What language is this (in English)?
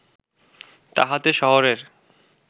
Bangla